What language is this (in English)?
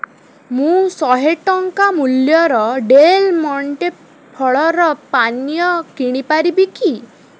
Odia